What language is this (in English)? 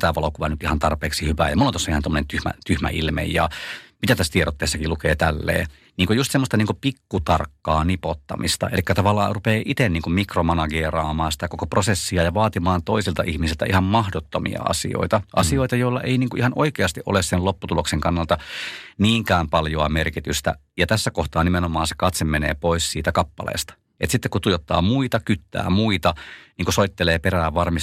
Finnish